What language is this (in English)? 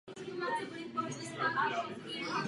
Czech